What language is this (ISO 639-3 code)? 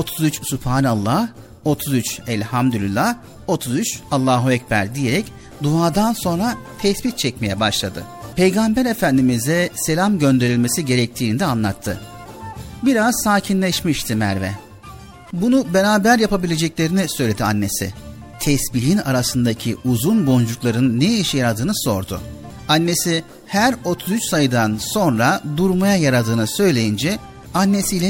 tur